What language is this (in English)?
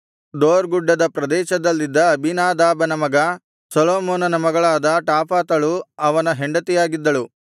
Kannada